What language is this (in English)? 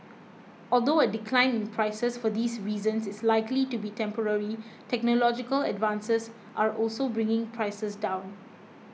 English